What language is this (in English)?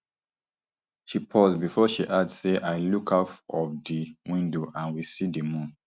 Nigerian Pidgin